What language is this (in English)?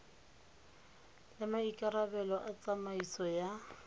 Tswana